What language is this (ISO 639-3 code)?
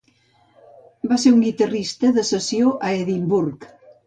cat